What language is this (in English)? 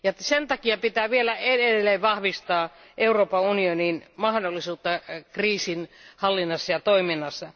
Finnish